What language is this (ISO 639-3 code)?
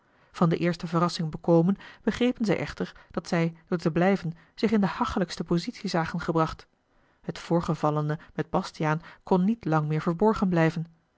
nld